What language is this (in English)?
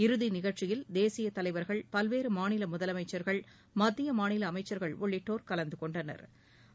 Tamil